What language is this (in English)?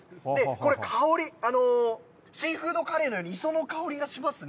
Japanese